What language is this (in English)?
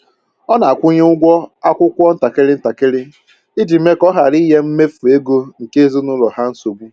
Igbo